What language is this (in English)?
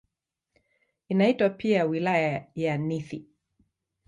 Swahili